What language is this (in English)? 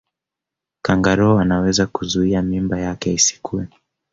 Swahili